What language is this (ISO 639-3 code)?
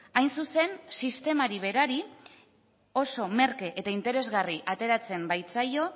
eus